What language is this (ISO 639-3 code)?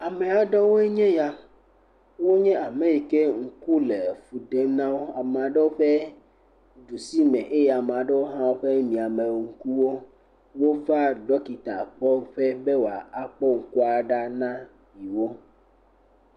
ewe